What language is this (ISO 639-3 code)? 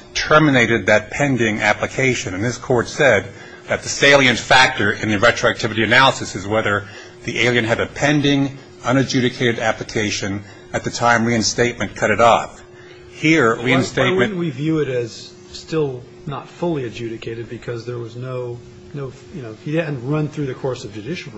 eng